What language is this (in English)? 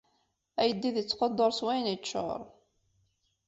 Kabyle